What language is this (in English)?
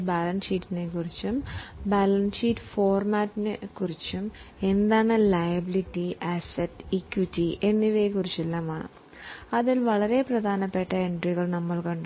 Malayalam